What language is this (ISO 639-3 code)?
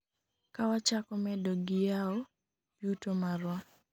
luo